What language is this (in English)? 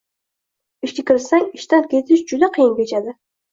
Uzbek